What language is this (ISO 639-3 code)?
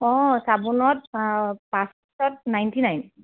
asm